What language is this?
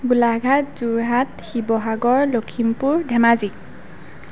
Assamese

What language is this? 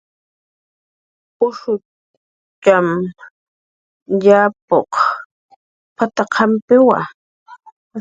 Jaqaru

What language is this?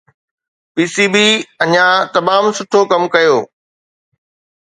Sindhi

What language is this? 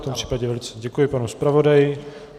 Czech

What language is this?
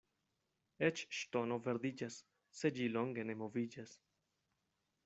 Esperanto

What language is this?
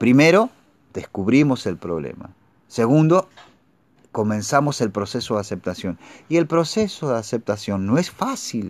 Spanish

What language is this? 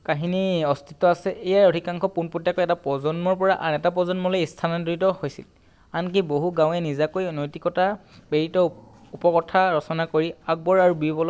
Assamese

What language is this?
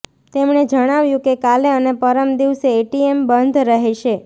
Gujarati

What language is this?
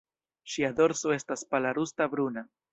Esperanto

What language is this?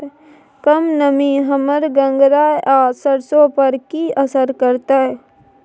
Maithili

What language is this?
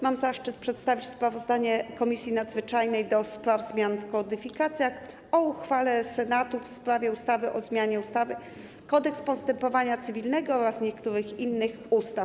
Polish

